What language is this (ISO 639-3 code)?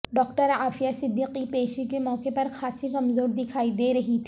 urd